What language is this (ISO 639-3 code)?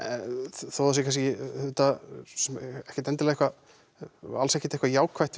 isl